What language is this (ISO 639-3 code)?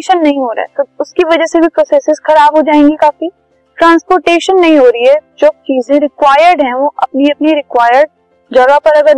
hin